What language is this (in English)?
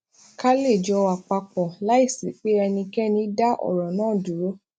Yoruba